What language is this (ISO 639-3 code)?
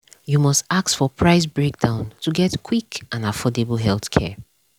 pcm